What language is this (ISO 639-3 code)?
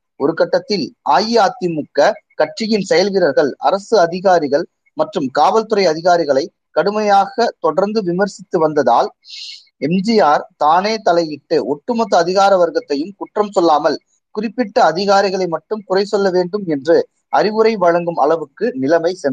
tam